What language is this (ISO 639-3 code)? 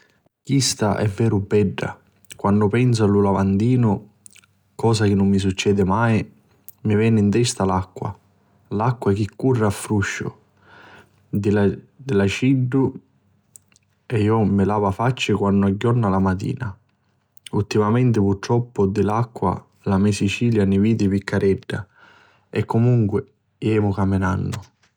scn